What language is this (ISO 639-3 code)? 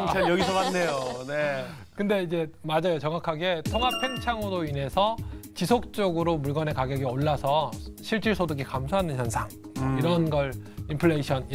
kor